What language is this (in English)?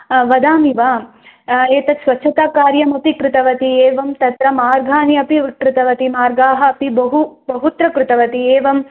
Sanskrit